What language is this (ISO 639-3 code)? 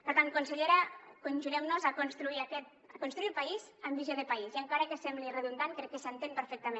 cat